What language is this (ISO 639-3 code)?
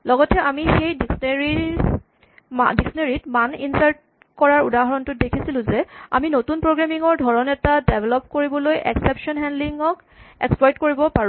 asm